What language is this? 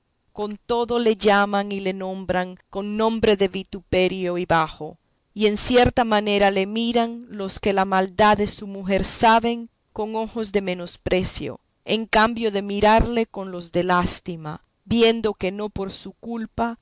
Spanish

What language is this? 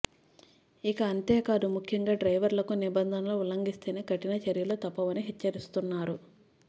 Telugu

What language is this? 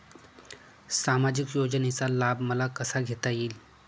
Marathi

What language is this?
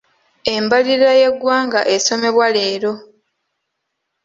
Ganda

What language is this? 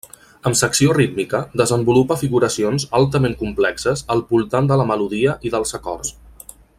Catalan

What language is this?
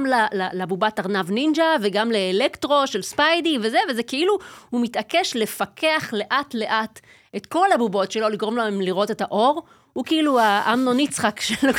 Hebrew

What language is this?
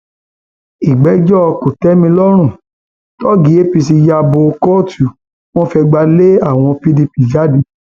Yoruba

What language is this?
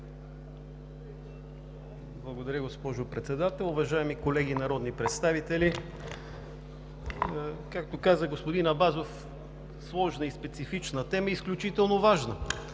Bulgarian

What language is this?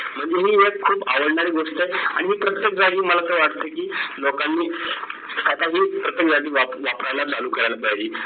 Marathi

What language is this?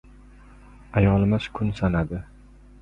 Uzbek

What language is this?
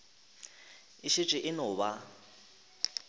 Northern Sotho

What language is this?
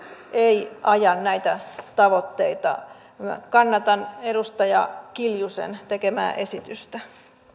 Finnish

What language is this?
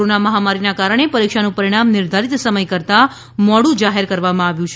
Gujarati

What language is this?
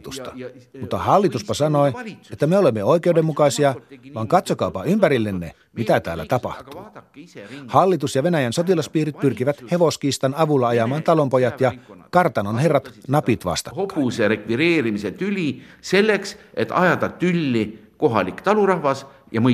Finnish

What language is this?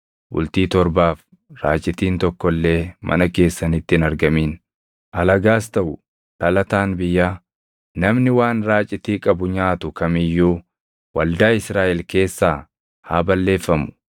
Oromo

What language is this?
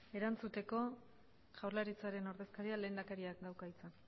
Basque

